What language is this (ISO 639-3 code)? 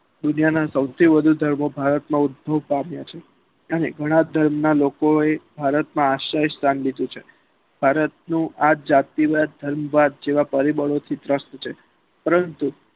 guj